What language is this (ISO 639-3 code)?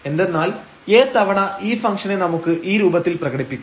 mal